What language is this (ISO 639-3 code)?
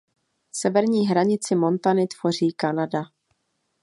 ces